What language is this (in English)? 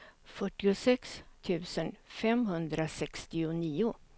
Swedish